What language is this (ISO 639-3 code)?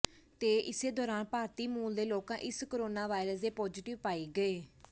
pan